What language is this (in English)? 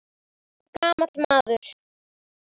Icelandic